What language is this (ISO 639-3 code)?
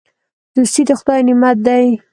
pus